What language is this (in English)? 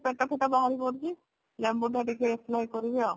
Odia